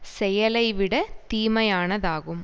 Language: Tamil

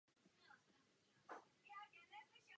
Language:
Czech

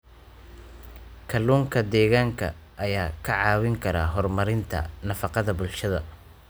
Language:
Somali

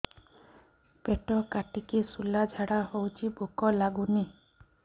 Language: Odia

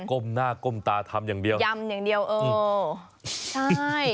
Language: Thai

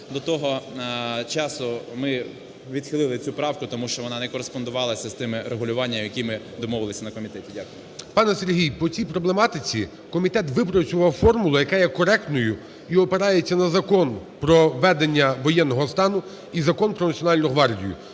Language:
Ukrainian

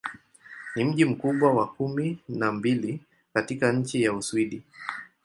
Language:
Swahili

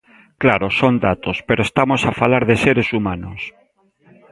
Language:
Galician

